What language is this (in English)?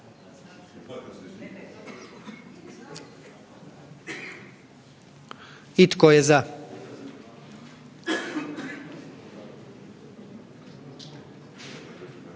Croatian